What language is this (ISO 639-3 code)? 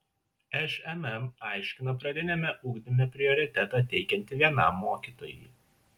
lit